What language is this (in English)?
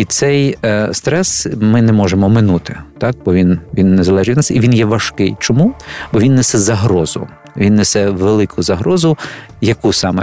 Ukrainian